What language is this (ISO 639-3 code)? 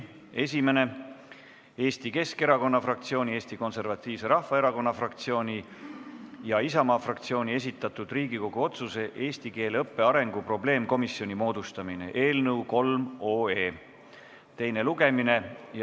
est